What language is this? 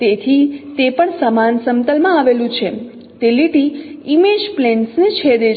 Gujarati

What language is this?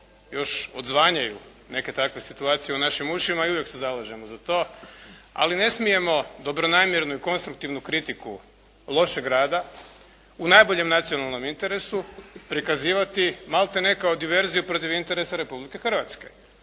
Croatian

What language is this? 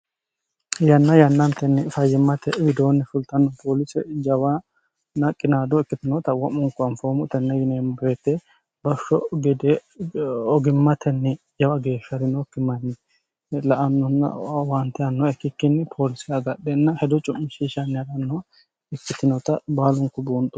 Sidamo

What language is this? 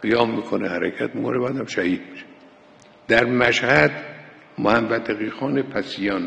Persian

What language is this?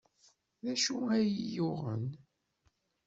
Kabyle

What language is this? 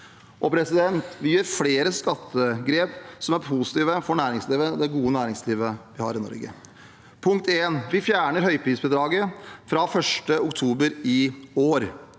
Norwegian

